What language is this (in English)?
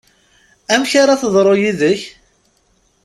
Kabyle